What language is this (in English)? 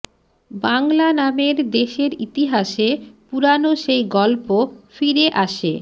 Bangla